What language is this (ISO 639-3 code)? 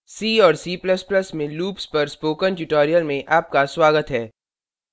hin